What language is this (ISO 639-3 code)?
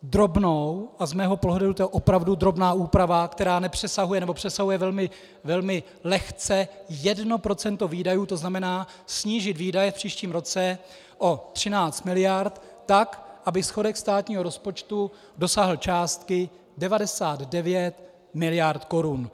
ces